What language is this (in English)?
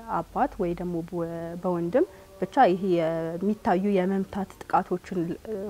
Arabic